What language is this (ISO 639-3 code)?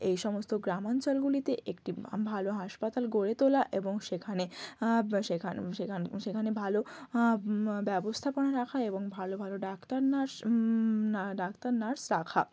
ben